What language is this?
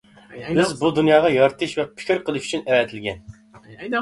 Uyghur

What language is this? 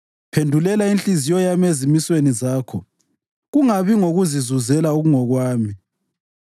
North Ndebele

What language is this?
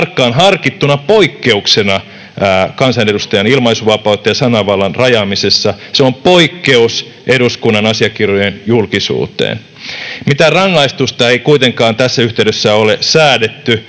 Finnish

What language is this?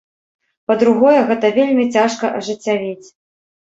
Belarusian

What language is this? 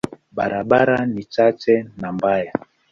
Swahili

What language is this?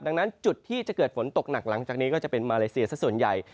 Thai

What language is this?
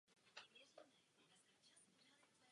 Czech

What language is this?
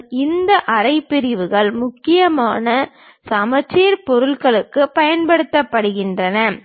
Tamil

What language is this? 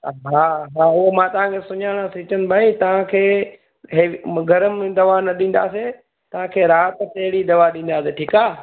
Sindhi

